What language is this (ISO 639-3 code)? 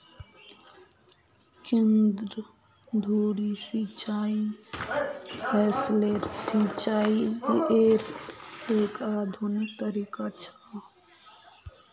mag